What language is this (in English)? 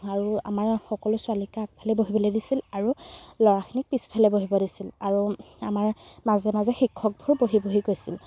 Assamese